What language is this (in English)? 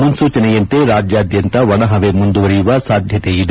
Kannada